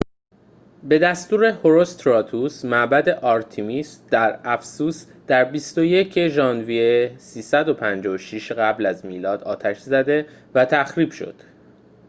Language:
Persian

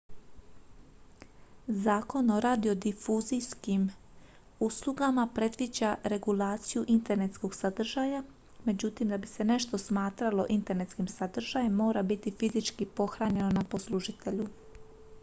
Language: Croatian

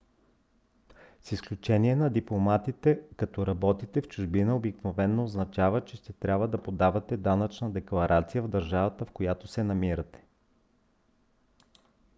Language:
Bulgarian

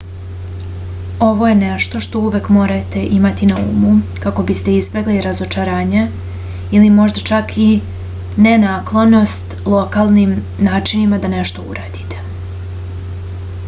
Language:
Serbian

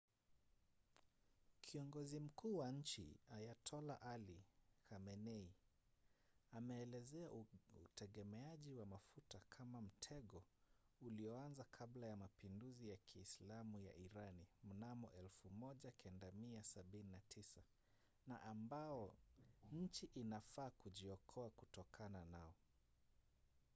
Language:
Swahili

